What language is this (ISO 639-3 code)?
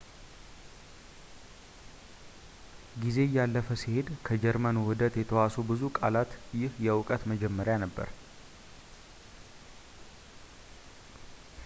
amh